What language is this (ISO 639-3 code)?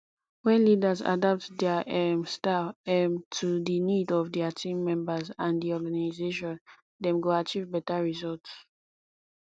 pcm